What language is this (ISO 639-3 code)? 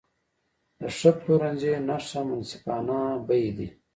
pus